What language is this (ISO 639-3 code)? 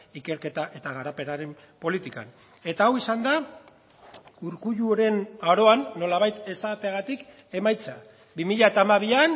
eus